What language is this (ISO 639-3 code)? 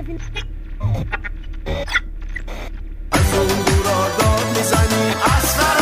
fas